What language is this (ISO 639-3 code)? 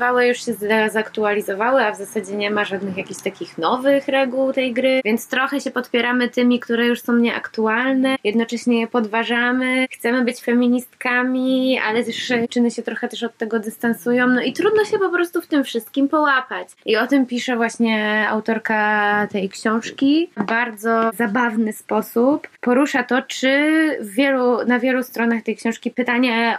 pol